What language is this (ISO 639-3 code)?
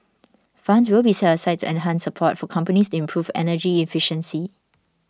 eng